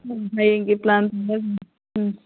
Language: Manipuri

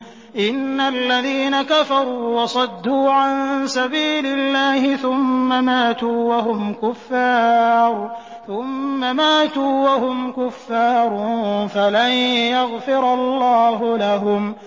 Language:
Arabic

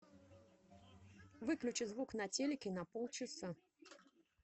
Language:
Russian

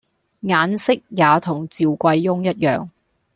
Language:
Cantonese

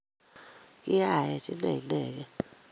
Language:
Kalenjin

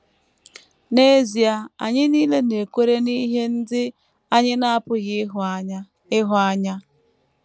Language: Igbo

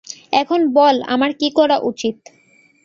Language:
Bangla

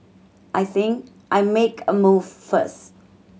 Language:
English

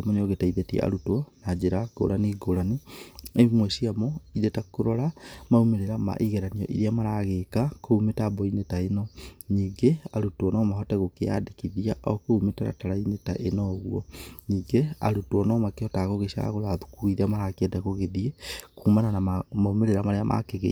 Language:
Kikuyu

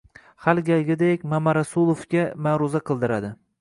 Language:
Uzbek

